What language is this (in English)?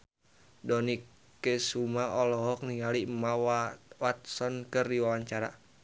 Sundanese